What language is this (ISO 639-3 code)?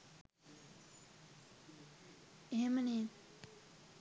sin